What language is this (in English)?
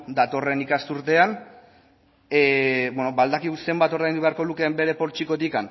Basque